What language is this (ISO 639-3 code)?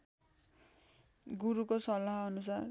nep